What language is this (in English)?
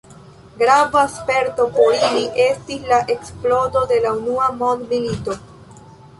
Esperanto